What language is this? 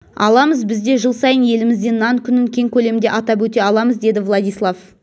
Kazakh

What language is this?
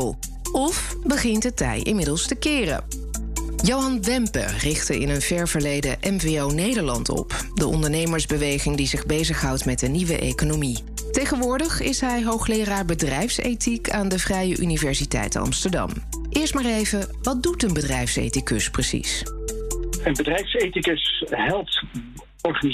Dutch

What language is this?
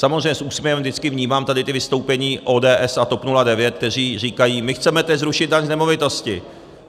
Czech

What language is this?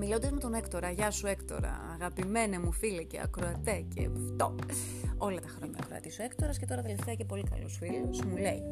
Greek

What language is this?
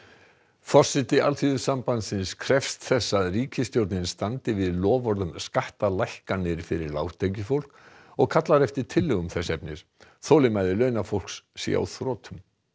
Icelandic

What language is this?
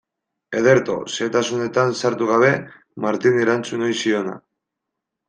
Basque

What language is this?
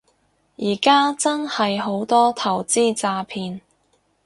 Cantonese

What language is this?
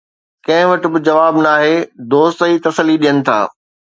Sindhi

